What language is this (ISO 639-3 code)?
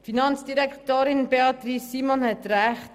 gsw